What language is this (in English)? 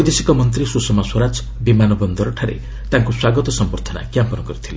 Odia